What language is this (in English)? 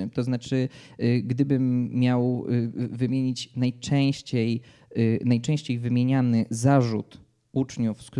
Polish